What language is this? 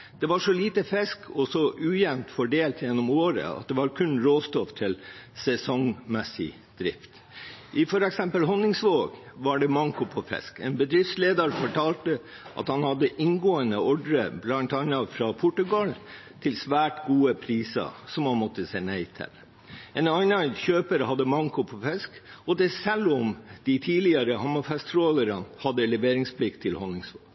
Norwegian Bokmål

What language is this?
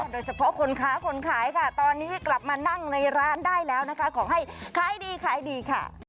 Thai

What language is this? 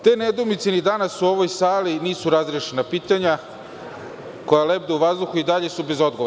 Serbian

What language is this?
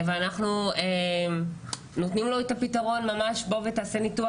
Hebrew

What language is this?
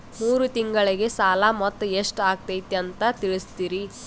Kannada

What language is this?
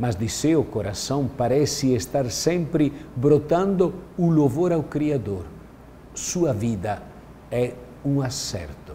Portuguese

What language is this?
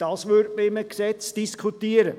Swiss German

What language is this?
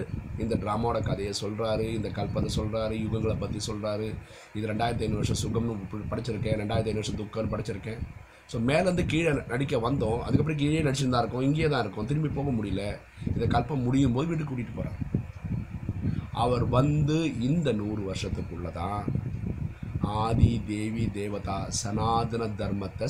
Tamil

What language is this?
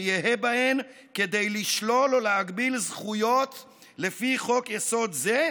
Hebrew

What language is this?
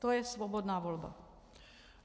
Czech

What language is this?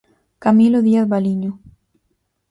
Galician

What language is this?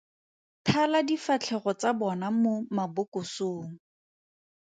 Tswana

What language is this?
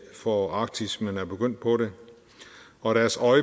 Danish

